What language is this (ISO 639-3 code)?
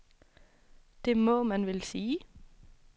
dan